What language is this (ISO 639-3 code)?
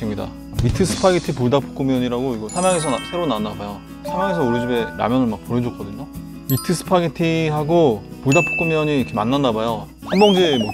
kor